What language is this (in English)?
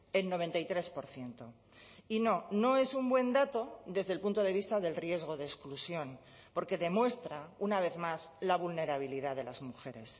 Spanish